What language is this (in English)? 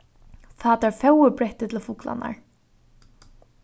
Faroese